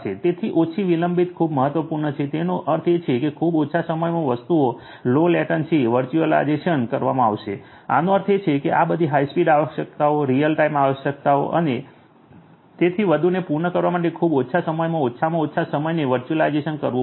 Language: Gujarati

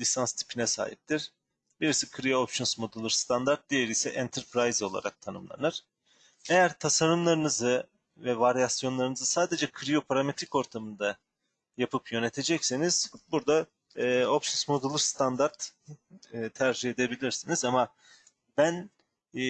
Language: Turkish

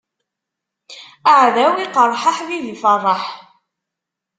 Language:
Kabyle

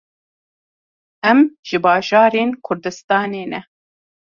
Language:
Kurdish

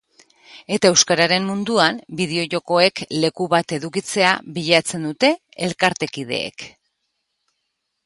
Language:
Basque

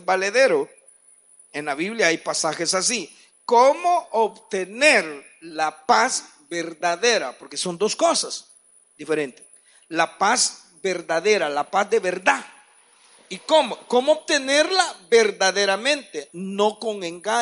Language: Spanish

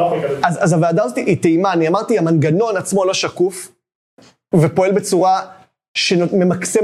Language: Hebrew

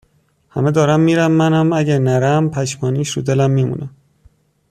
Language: Persian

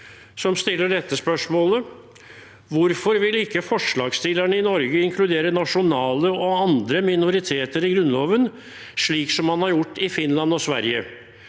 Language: Norwegian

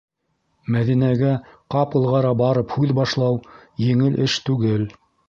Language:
Bashkir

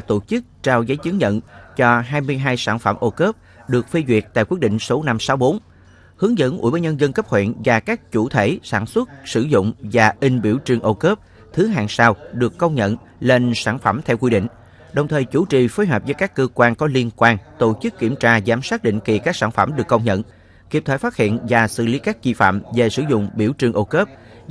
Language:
Vietnamese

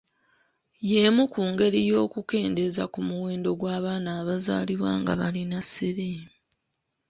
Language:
Ganda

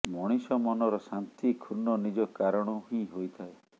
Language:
Odia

